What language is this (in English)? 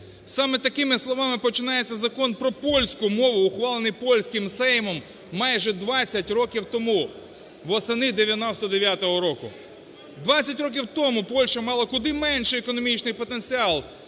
Ukrainian